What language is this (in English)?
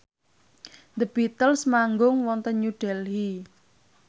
Javanese